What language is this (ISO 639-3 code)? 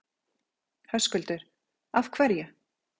isl